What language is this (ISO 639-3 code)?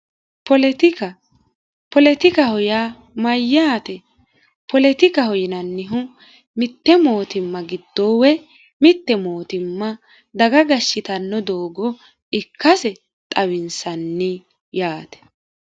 sid